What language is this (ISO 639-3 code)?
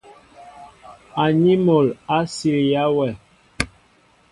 mbo